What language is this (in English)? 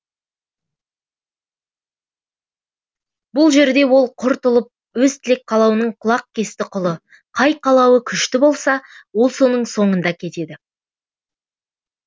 Kazakh